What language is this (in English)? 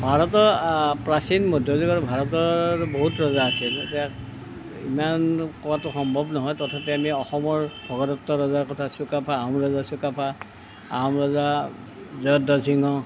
Assamese